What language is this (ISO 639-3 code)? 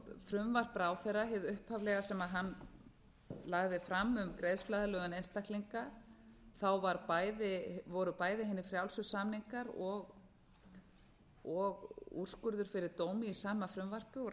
isl